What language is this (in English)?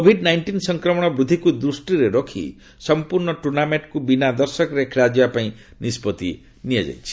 Odia